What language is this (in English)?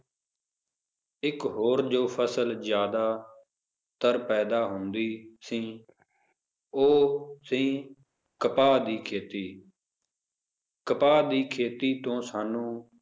Punjabi